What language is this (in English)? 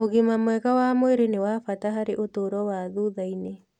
Kikuyu